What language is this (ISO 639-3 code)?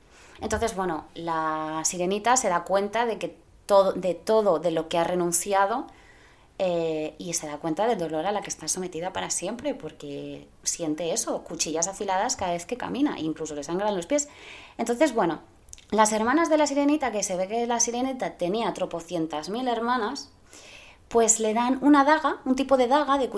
spa